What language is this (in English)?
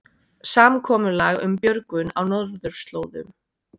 Icelandic